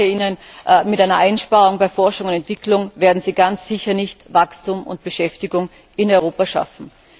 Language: German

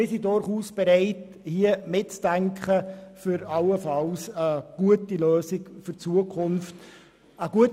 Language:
Swiss German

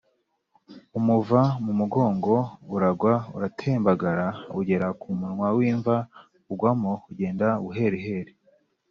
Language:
Kinyarwanda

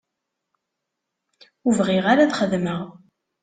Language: Kabyle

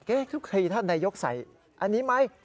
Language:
Thai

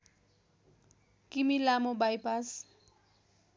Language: Nepali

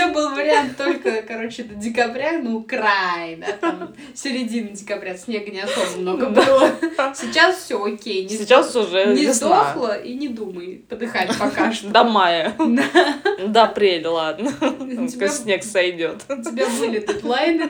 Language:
Russian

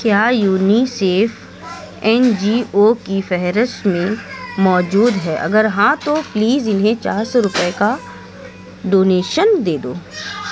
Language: Urdu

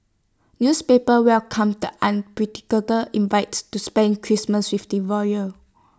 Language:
English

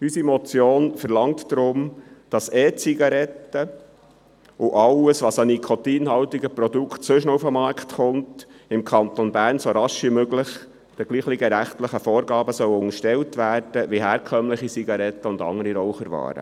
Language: Swiss German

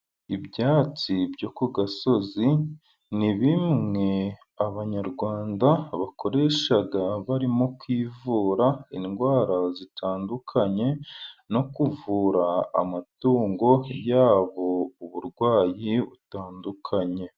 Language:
Kinyarwanda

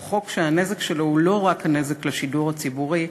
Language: Hebrew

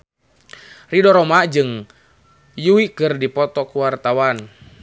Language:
Sundanese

